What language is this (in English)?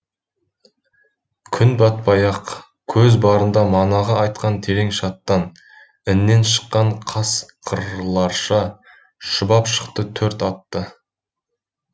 Kazakh